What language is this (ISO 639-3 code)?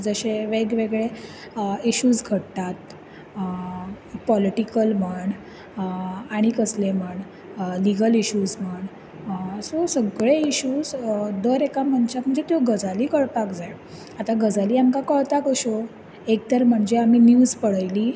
kok